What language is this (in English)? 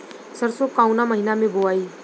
Bhojpuri